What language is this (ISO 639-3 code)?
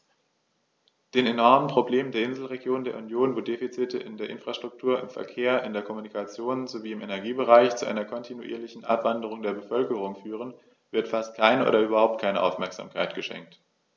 deu